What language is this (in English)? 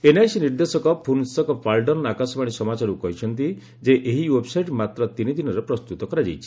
Odia